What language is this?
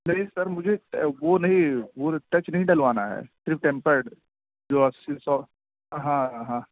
Urdu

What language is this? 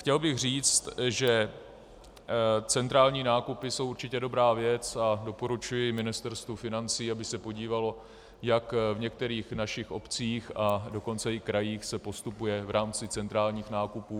Czech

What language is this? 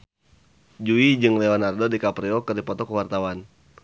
Sundanese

